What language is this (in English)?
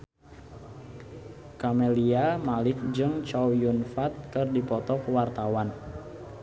Sundanese